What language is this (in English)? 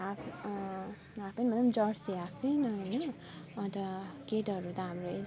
Nepali